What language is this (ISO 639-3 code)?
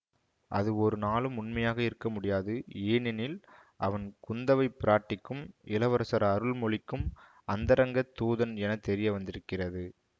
tam